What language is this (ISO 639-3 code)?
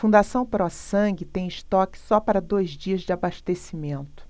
por